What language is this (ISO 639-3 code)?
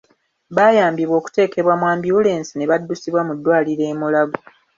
lug